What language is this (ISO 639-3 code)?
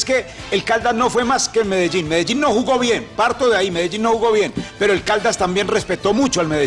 spa